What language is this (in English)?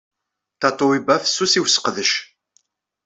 Kabyle